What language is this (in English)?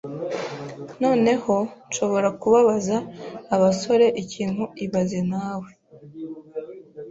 Kinyarwanda